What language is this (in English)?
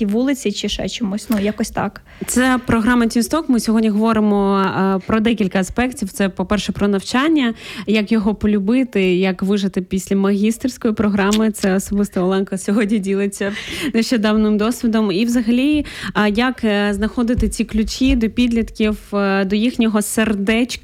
Ukrainian